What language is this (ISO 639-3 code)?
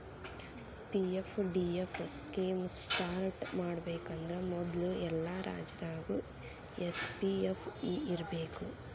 kan